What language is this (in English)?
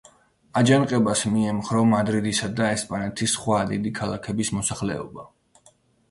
Georgian